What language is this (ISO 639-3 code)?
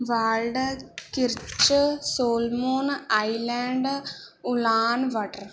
pan